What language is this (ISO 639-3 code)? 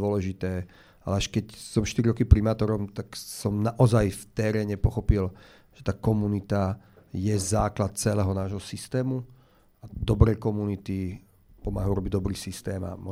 slk